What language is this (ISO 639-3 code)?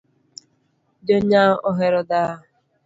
luo